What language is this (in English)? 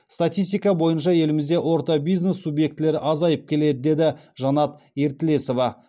Kazakh